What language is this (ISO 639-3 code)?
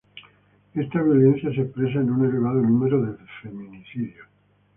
spa